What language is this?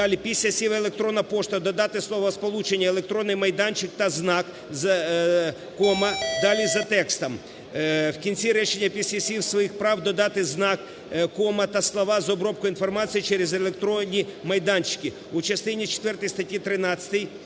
Ukrainian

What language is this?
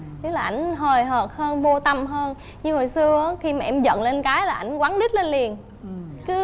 Vietnamese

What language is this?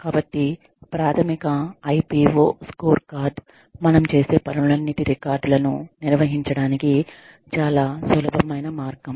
Telugu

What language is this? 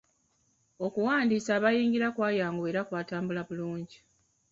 Ganda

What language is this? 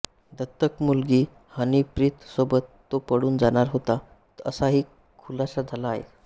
Marathi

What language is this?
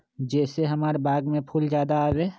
Magahi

